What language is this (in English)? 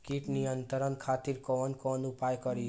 Bhojpuri